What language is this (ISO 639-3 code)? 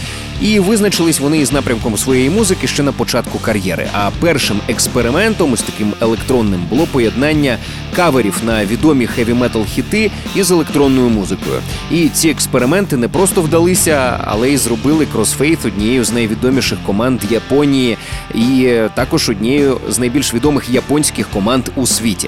ukr